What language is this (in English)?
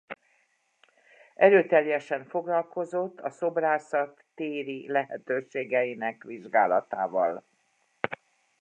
Hungarian